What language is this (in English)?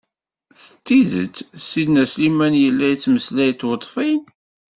Kabyle